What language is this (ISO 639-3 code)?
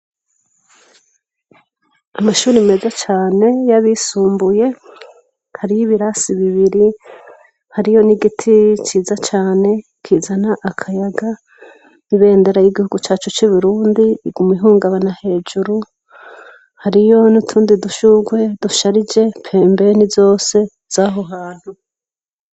run